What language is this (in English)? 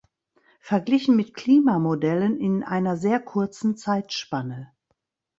German